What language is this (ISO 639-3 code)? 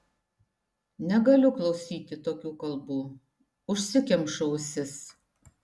lit